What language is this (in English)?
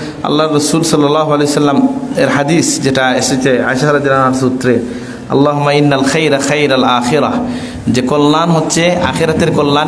Indonesian